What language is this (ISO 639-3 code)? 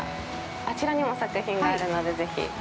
jpn